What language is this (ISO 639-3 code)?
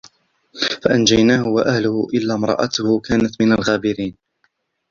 ara